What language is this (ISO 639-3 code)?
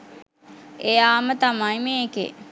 sin